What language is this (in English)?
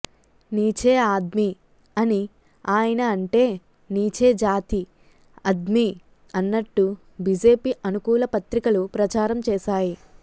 Telugu